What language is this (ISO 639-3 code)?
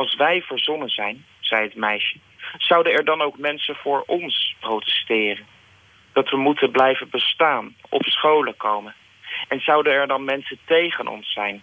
nld